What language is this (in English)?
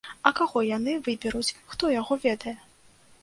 Belarusian